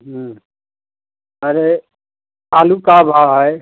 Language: Hindi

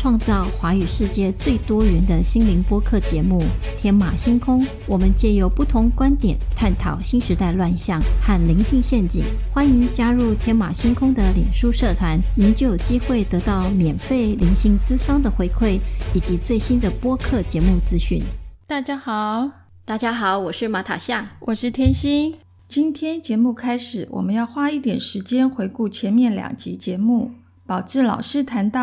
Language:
Chinese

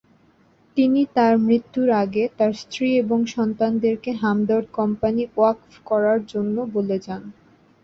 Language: Bangla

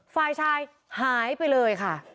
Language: Thai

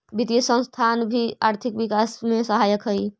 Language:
Magahi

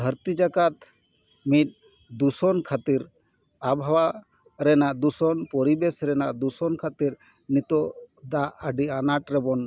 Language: Santali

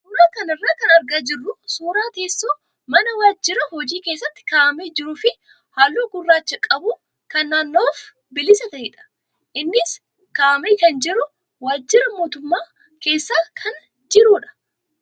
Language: Oromo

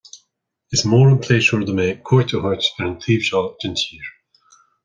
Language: Irish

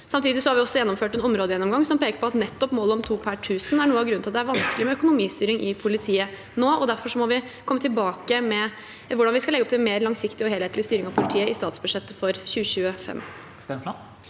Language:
Norwegian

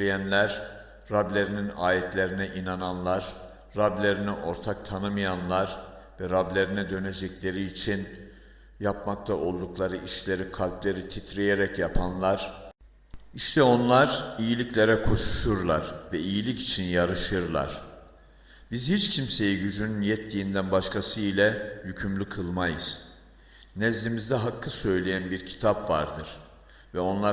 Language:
Turkish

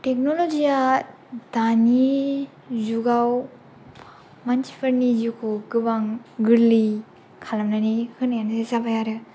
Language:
Bodo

